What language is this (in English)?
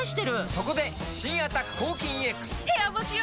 Japanese